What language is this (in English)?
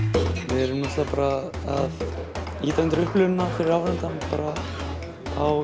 Icelandic